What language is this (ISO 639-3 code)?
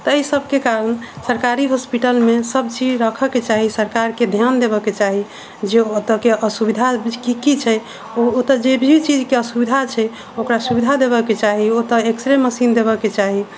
mai